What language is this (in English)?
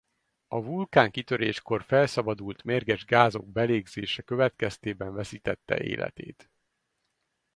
Hungarian